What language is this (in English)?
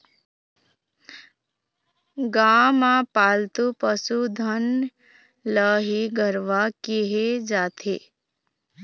Chhattisgarhi